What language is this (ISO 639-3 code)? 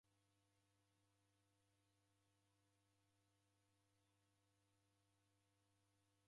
dav